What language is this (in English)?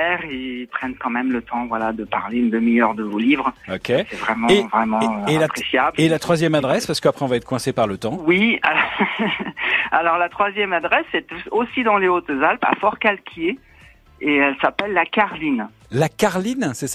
French